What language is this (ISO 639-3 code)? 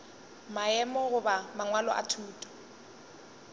nso